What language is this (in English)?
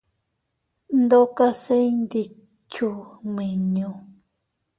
Teutila Cuicatec